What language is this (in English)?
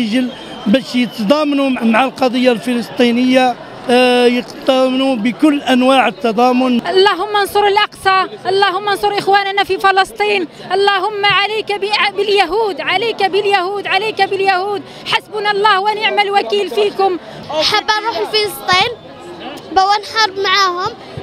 Arabic